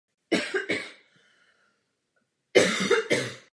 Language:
Czech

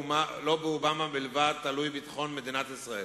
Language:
Hebrew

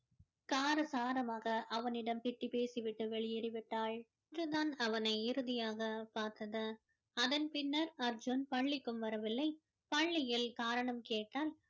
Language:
Tamil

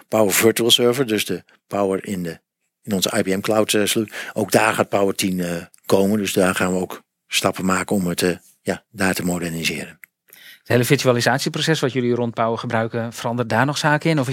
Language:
Dutch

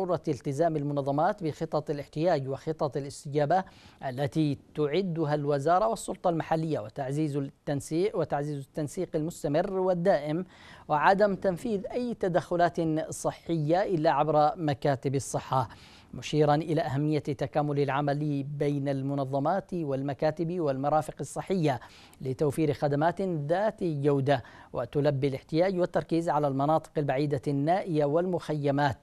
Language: Arabic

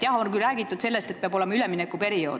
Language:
Estonian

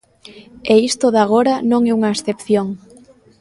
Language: Galician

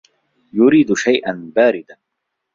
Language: Arabic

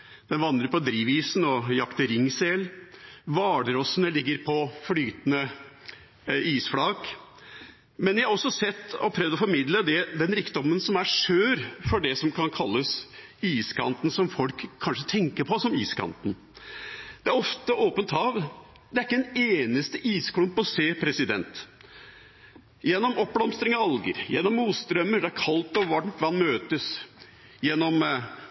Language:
Norwegian Bokmål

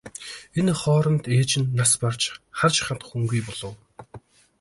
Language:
Mongolian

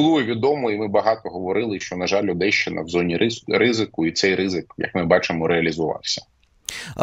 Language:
Ukrainian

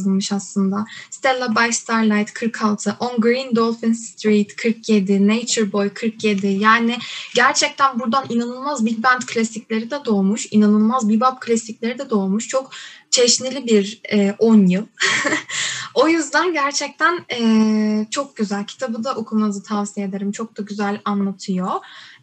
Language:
Turkish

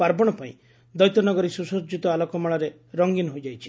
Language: Odia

